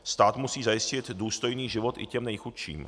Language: Czech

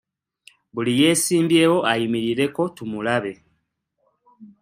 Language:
Ganda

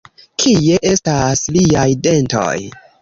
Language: Esperanto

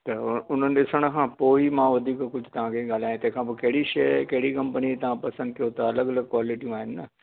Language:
Sindhi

